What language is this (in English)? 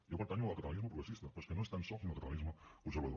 Catalan